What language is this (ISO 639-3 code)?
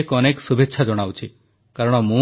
ori